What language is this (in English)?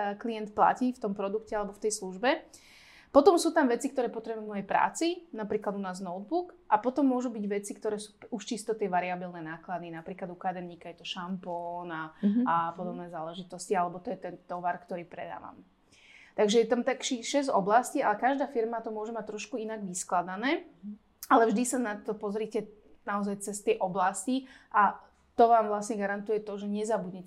Slovak